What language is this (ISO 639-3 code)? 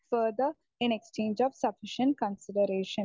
mal